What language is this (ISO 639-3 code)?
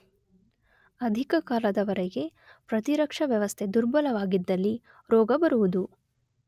kan